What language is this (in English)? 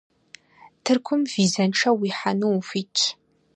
Kabardian